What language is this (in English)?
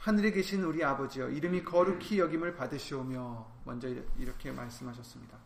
Korean